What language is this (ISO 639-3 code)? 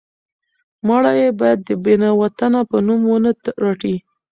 pus